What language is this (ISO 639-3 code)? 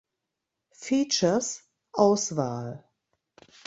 deu